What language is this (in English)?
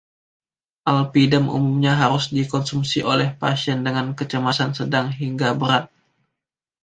Indonesian